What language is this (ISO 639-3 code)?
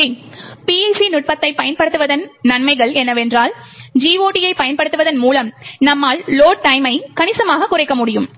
tam